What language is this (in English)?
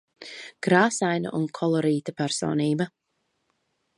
Latvian